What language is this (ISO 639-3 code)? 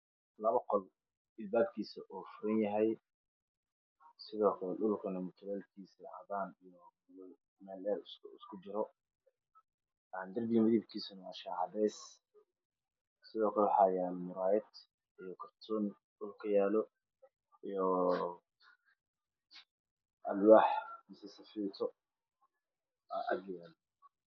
som